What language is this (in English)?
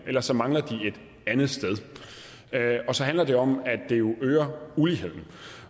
Danish